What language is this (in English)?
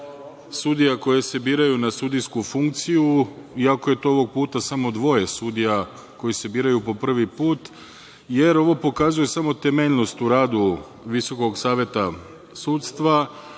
Serbian